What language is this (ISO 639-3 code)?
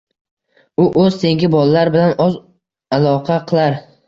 uzb